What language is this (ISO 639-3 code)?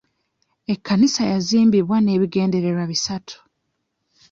lug